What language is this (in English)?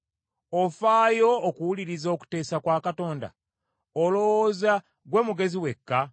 Ganda